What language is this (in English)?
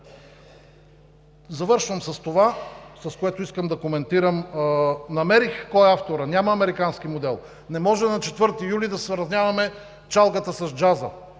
Bulgarian